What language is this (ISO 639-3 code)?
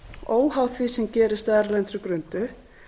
isl